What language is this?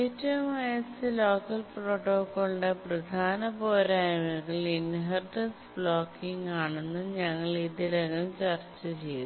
Malayalam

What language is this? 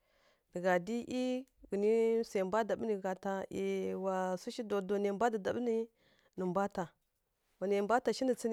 Kirya-Konzəl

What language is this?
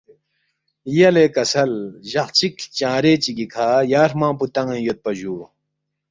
Balti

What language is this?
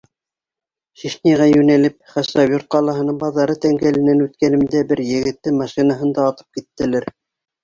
Bashkir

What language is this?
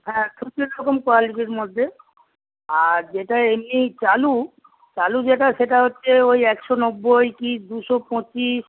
Bangla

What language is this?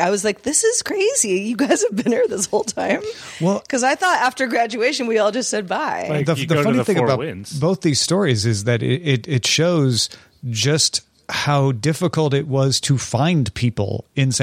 English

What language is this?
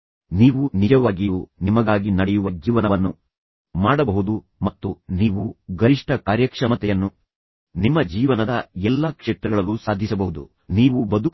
Kannada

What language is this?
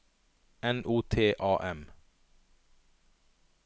Norwegian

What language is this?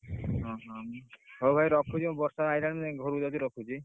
Odia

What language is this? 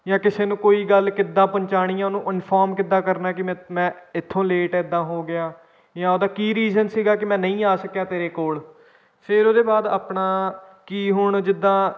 Punjabi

